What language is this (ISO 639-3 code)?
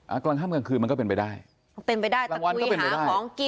tha